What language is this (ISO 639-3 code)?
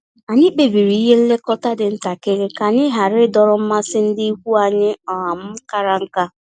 ibo